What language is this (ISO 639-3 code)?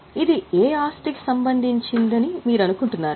tel